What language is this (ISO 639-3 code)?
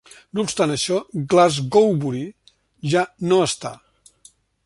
cat